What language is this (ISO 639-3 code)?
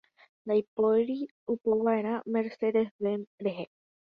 grn